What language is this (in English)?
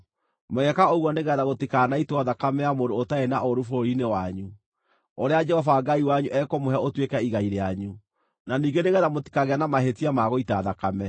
Kikuyu